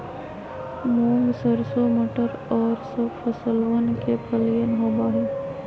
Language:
Magahi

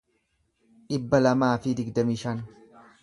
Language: Oromo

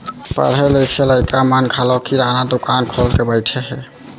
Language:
Chhattisgarhi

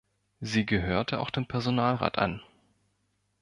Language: German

